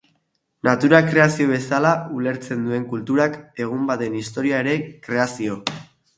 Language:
Basque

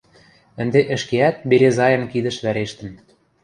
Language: Western Mari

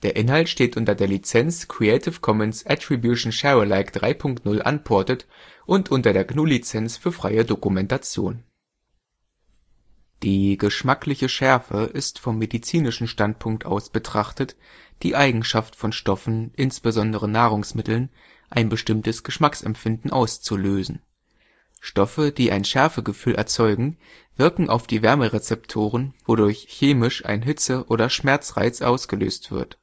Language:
German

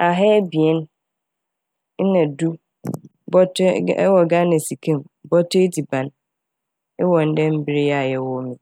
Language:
Akan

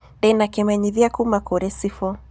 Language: Kikuyu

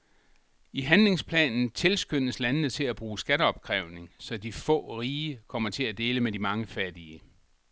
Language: Danish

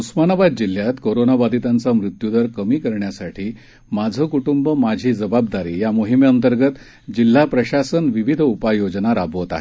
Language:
Marathi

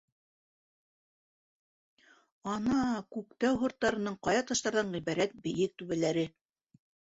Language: Bashkir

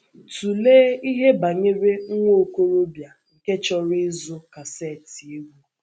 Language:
Igbo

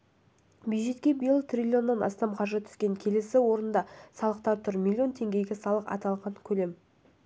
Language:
Kazakh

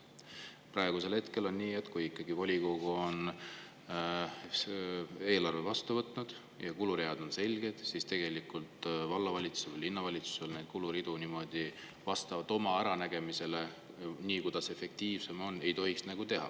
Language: Estonian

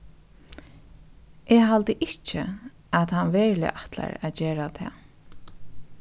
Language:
Faroese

